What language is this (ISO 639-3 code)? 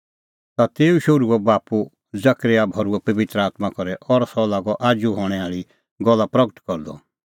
kfx